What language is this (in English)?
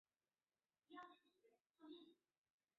Chinese